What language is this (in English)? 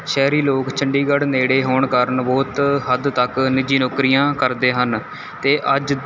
Punjabi